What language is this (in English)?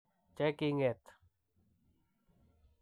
Kalenjin